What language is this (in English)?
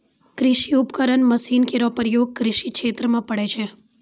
Maithili